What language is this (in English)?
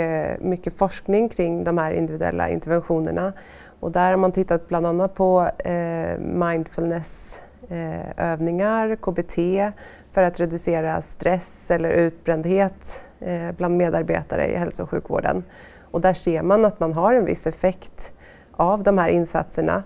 Swedish